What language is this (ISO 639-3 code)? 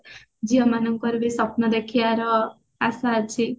ori